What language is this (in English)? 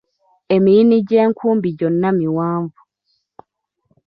Ganda